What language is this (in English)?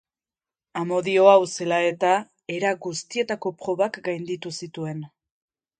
Basque